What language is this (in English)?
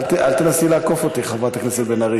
Hebrew